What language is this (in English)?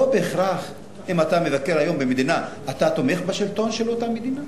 Hebrew